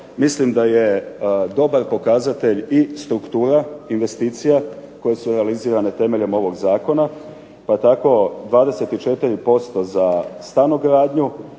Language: Croatian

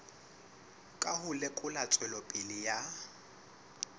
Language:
Southern Sotho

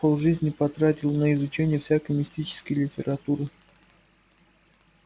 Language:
Russian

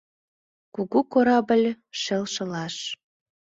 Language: Mari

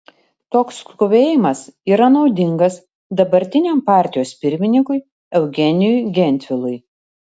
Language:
Lithuanian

